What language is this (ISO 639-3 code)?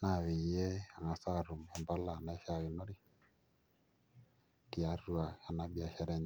mas